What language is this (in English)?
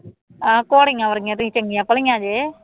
Punjabi